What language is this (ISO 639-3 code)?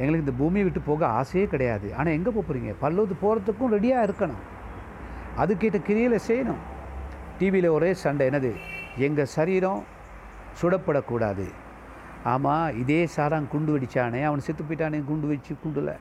tam